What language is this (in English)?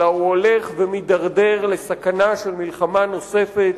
Hebrew